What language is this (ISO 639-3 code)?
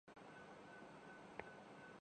urd